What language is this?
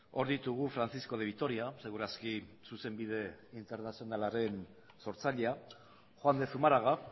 Basque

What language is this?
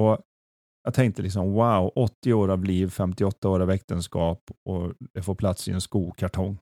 Swedish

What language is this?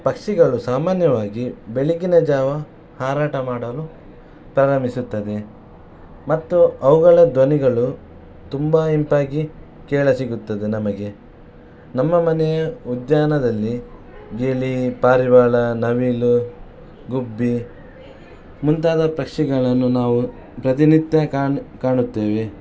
Kannada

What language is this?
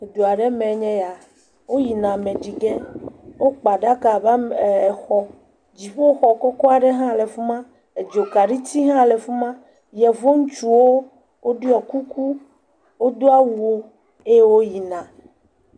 Ewe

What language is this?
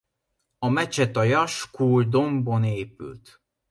Hungarian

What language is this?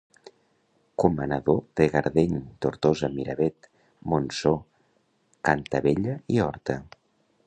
Catalan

